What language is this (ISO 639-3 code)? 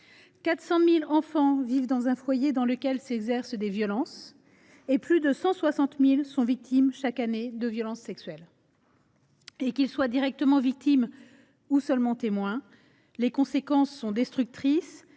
fra